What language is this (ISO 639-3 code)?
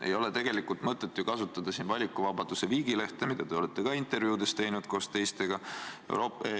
est